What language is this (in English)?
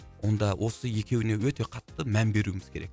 Kazakh